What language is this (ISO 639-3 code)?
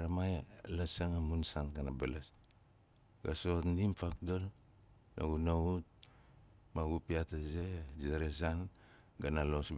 nal